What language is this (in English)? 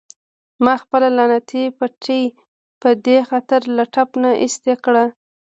Pashto